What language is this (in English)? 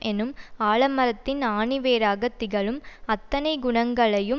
Tamil